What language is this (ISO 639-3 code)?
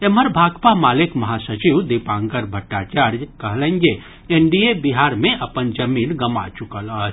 mai